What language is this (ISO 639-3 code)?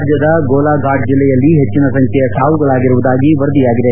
kan